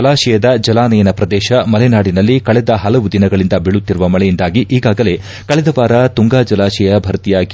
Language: Kannada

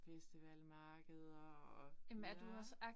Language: Danish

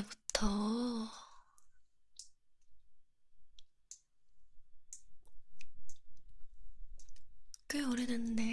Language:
Korean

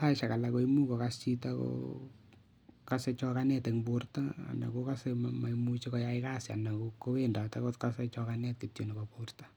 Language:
Kalenjin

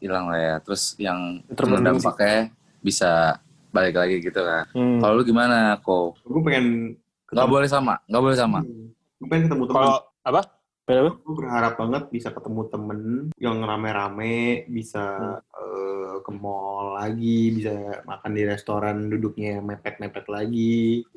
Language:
Indonesian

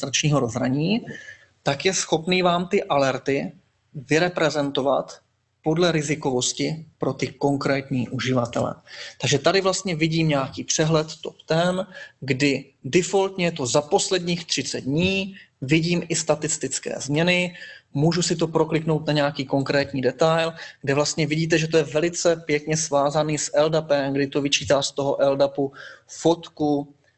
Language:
Czech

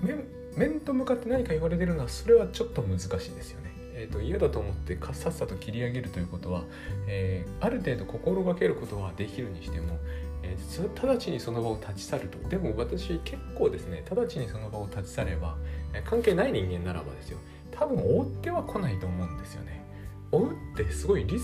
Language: Japanese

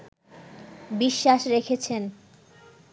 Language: Bangla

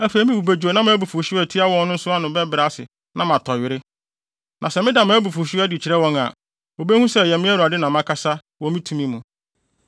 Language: Akan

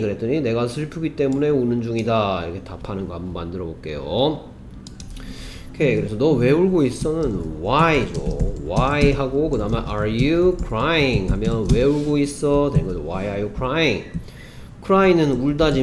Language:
Korean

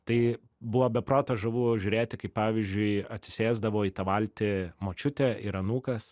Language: Lithuanian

